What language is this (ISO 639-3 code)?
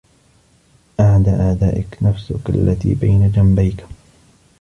ara